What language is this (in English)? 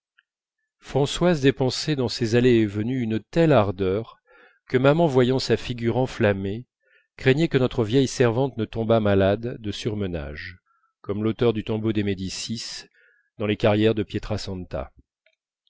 French